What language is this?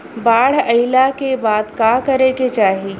Bhojpuri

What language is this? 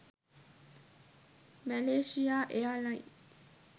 Sinhala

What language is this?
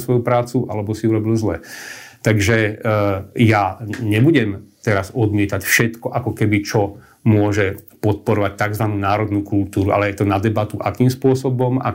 Slovak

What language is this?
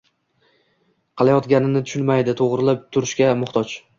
Uzbek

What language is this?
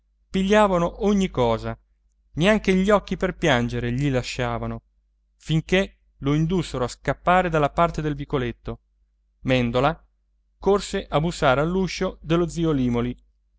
Italian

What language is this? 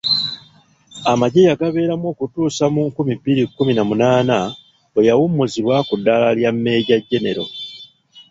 Ganda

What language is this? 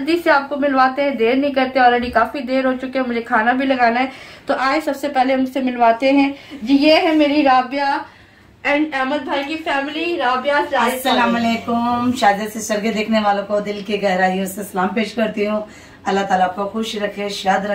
Hindi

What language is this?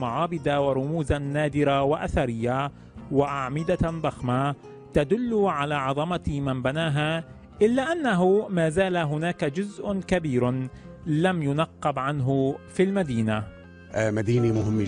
Arabic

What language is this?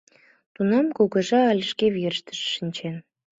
Mari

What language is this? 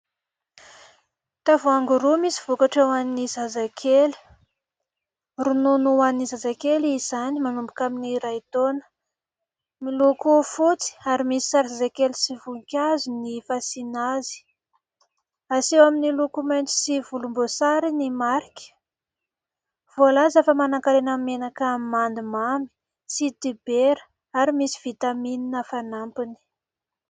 Malagasy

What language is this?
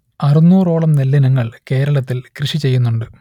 Malayalam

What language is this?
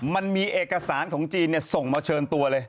Thai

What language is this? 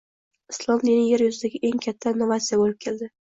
Uzbek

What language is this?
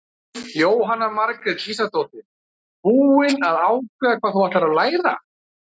Icelandic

